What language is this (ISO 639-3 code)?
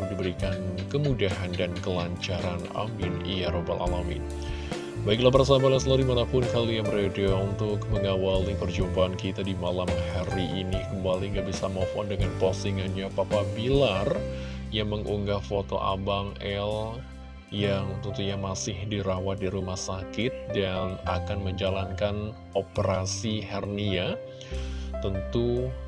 ind